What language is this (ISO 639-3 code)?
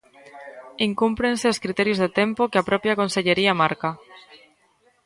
glg